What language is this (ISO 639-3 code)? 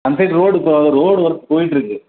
tam